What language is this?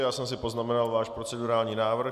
Czech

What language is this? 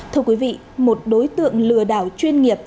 Vietnamese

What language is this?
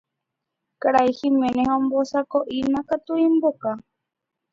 Guarani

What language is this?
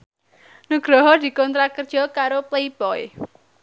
Javanese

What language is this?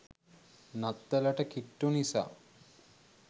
Sinhala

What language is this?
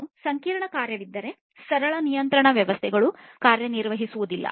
Kannada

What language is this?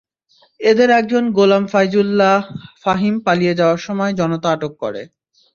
Bangla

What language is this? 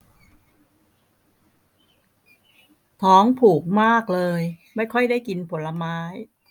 Thai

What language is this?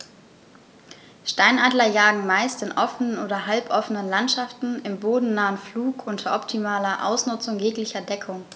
German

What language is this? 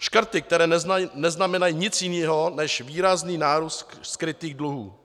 Czech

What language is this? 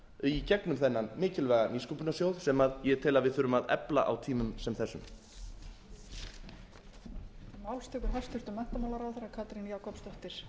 Icelandic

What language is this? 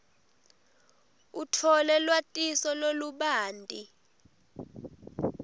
Swati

